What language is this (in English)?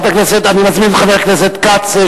Hebrew